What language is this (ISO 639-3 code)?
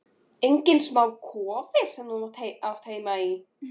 isl